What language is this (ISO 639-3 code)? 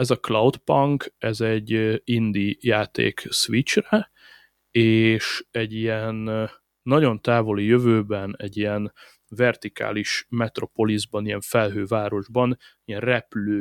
hun